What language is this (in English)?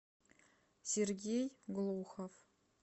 Russian